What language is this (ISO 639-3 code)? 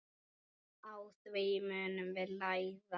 isl